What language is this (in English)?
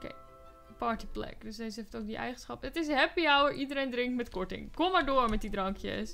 Dutch